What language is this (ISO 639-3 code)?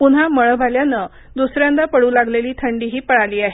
mar